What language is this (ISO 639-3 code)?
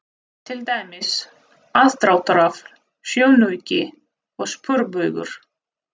isl